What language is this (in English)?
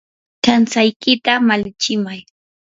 Yanahuanca Pasco Quechua